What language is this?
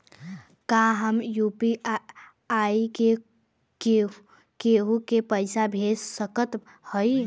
Bhojpuri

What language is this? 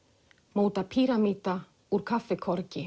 Icelandic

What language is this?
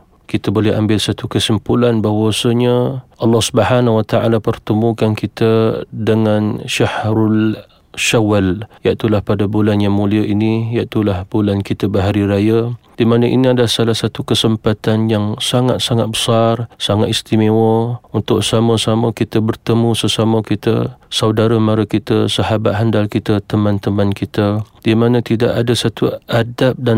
Malay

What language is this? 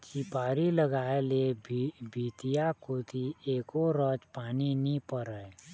Chhattisgarhi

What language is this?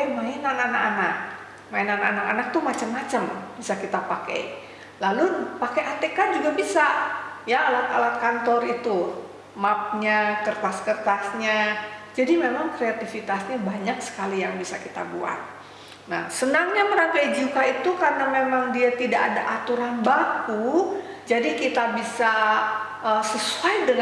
Indonesian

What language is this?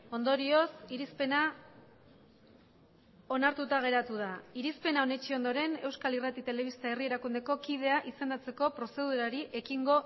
Basque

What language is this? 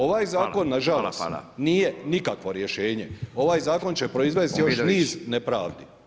Croatian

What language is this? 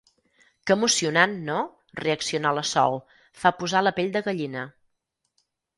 Catalan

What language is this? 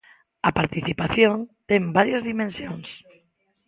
Galician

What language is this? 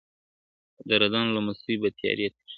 Pashto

